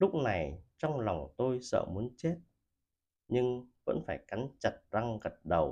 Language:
Vietnamese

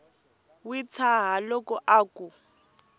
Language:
Tsonga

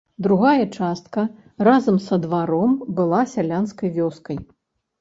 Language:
Belarusian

